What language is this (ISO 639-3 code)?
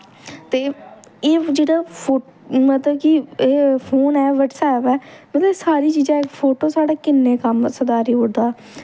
doi